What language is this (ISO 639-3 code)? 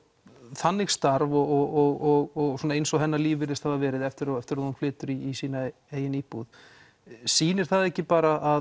isl